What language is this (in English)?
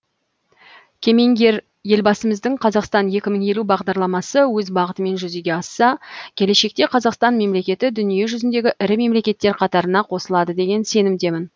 Kazakh